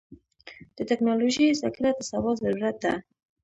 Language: Pashto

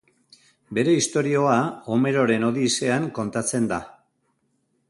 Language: Basque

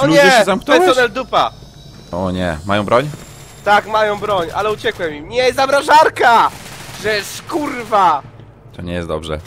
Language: Polish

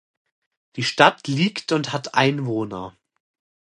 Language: German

